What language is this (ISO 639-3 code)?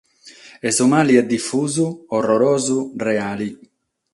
srd